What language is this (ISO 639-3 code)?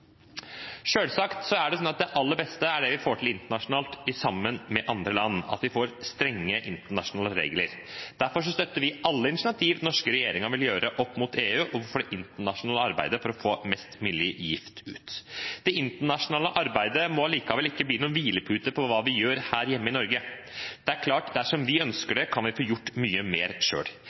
nob